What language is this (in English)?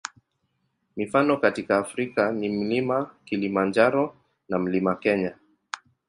Swahili